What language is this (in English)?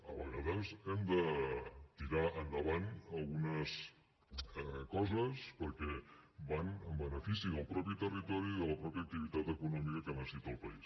Catalan